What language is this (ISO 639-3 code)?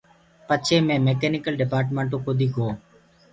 ggg